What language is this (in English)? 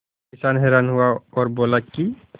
Hindi